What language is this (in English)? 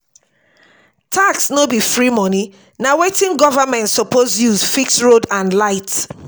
Nigerian Pidgin